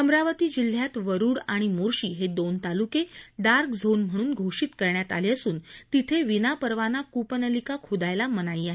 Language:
Marathi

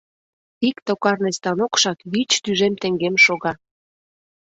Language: Mari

